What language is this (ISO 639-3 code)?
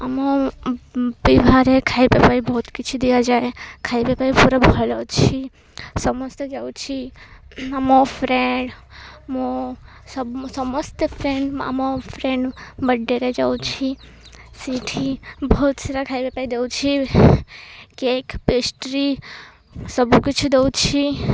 ori